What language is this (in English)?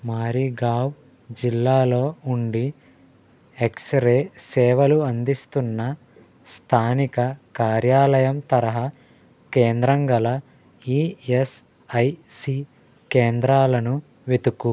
Telugu